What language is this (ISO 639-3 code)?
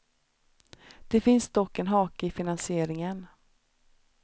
swe